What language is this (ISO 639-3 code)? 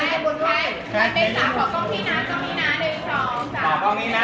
tha